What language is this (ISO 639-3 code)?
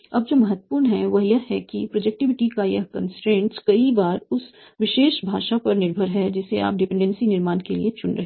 hin